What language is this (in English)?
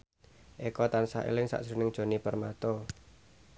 Javanese